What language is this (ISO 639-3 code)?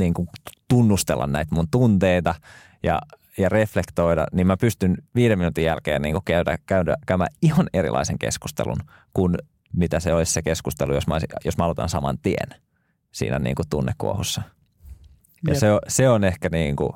fin